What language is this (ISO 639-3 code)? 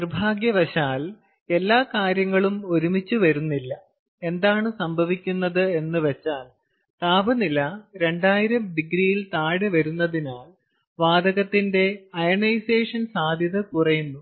mal